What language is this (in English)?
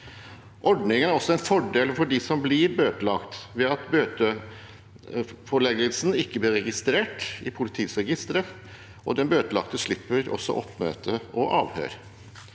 Norwegian